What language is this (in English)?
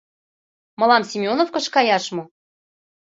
Mari